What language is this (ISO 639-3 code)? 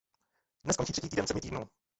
ces